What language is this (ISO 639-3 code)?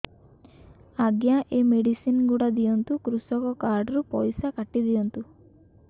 ori